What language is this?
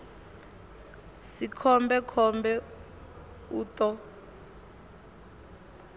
Venda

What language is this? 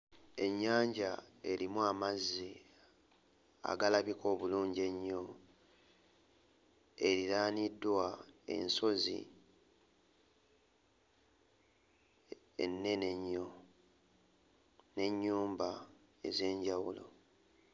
Ganda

